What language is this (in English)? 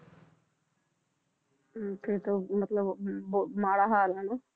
Punjabi